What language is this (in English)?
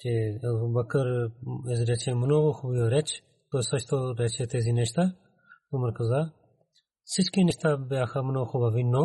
Bulgarian